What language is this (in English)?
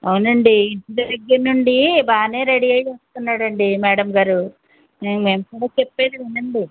Telugu